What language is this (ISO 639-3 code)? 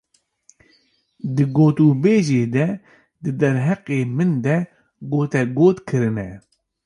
kur